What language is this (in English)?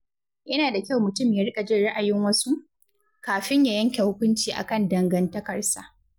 Hausa